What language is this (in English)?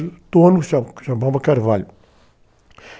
Portuguese